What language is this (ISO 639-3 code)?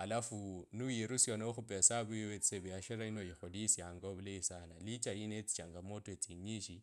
lkb